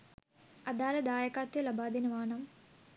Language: Sinhala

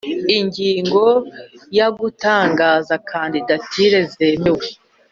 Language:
Kinyarwanda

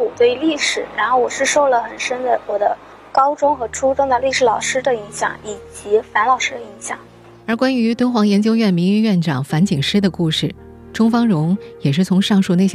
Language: Chinese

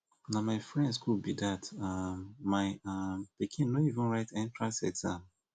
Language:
Nigerian Pidgin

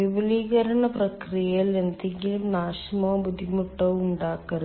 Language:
Malayalam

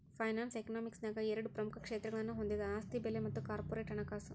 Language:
Kannada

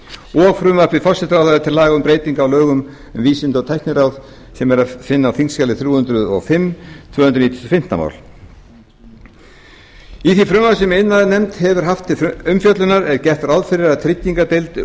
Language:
Icelandic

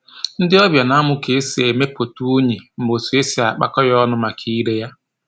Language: Igbo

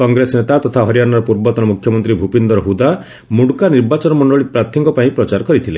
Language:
Odia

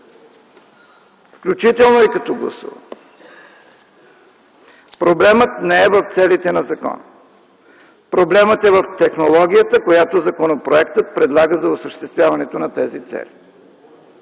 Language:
Bulgarian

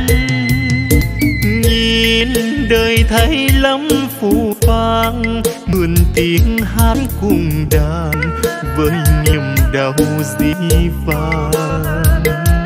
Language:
Vietnamese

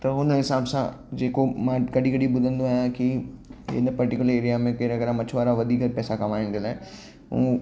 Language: Sindhi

